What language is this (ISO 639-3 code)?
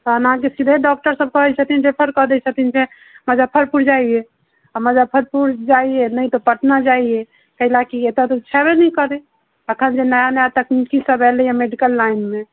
mai